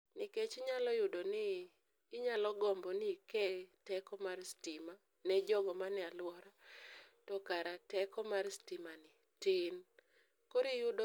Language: Luo (Kenya and Tanzania)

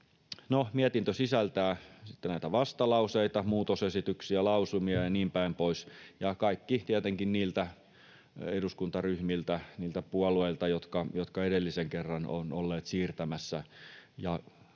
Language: Finnish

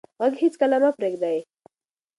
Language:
Pashto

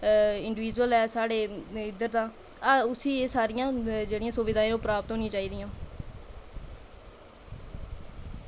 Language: Dogri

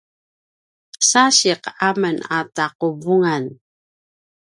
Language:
Paiwan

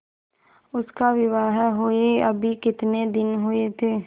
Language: Hindi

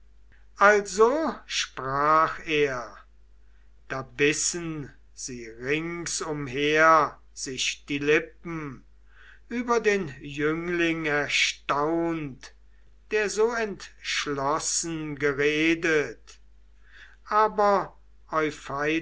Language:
German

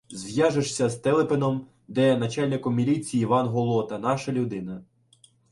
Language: Ukrainian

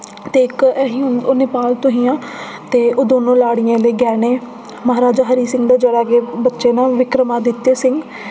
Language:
Dogri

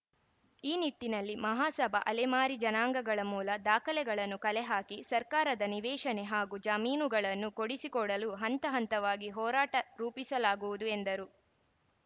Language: Kannada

